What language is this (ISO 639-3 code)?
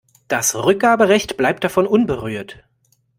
deu